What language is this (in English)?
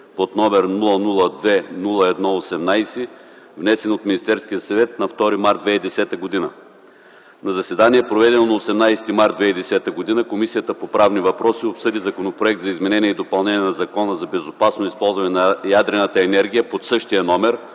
Bulgarian